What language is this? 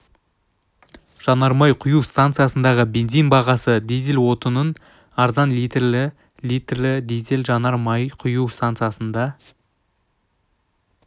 Kazakh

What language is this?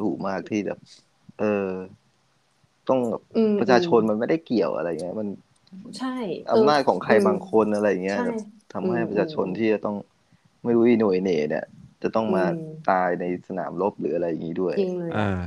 Thai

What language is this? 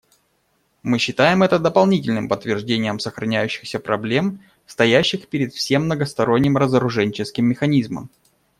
Russian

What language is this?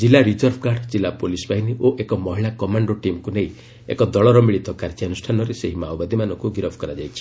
Odia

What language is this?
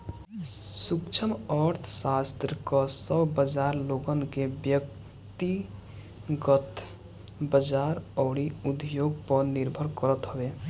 Bhojpuri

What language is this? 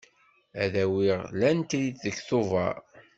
Kabyle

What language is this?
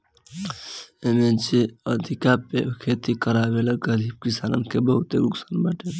Bhojpuri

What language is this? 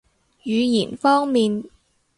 Cantonese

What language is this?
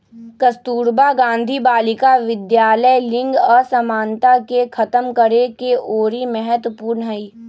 Magahi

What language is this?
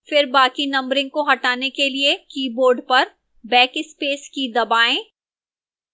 Hindi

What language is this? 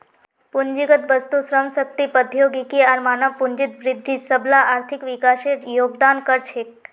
Magahi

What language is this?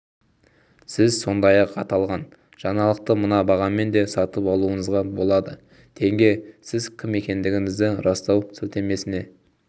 Kazakh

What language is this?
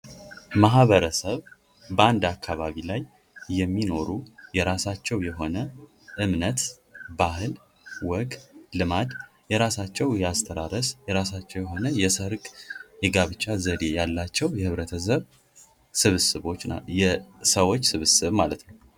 Amharic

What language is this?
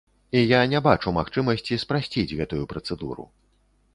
Belarusian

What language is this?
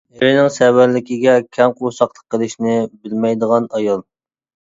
Uyghur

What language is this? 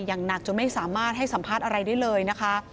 Thai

